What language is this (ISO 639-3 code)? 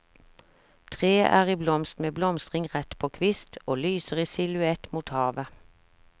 nor